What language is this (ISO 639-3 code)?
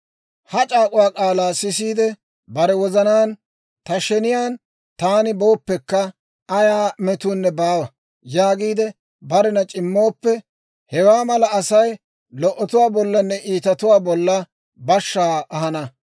dwr